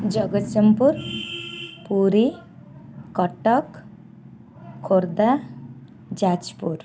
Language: Odia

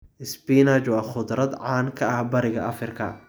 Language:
Somali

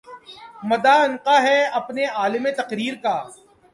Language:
Urdu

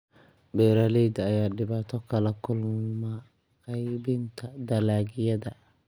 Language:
Somali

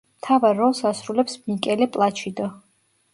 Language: Georgian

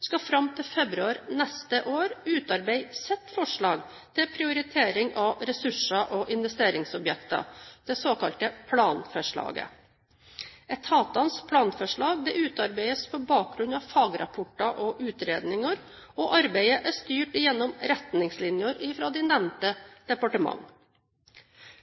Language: Norwegian Bokmål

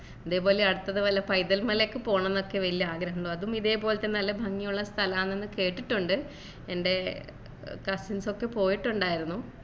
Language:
Malayalam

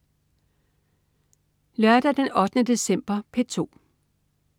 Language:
Danish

